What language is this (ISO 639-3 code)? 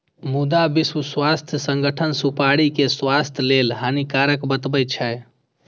mai